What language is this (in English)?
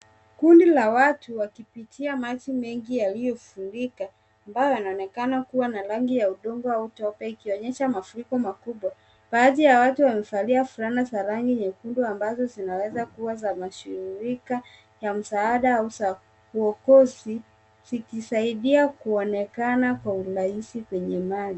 Swahili